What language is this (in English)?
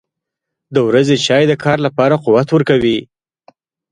Pashto